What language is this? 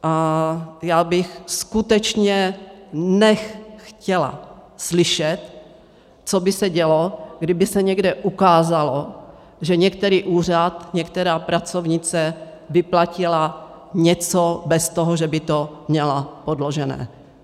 Czech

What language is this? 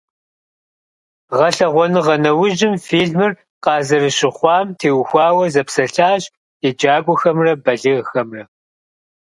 Kabardian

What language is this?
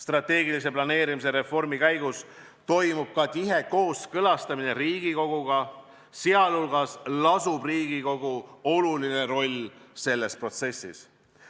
Estonian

